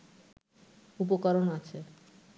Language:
Bangla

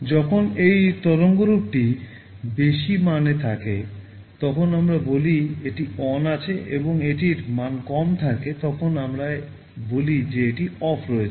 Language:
Bangla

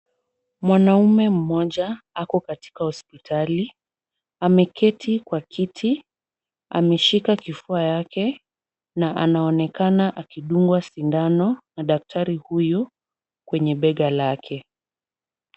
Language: Swahili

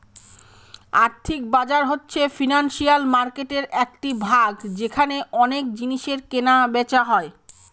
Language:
Bangla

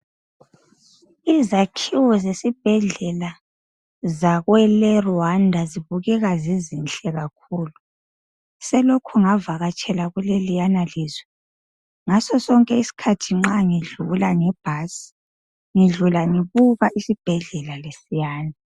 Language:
North Ndebele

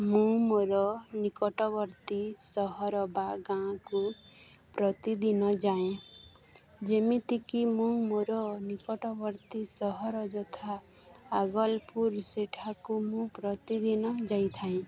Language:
Odia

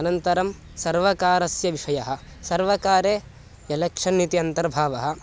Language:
Sanskrit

